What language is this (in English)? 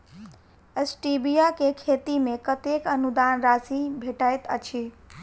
Maithili